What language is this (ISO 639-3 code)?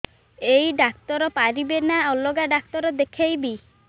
ori